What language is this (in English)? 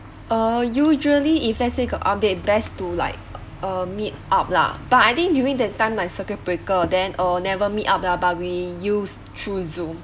English